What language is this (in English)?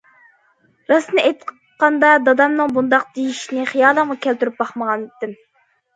Uyghur